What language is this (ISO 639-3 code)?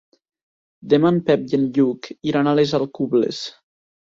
cat